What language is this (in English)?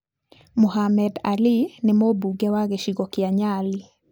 Kikuyu